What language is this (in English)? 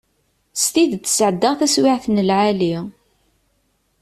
Kabyle